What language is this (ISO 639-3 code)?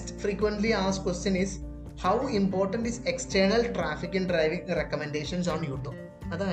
mal